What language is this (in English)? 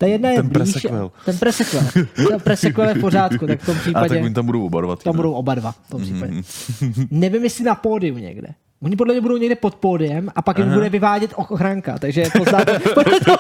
Czech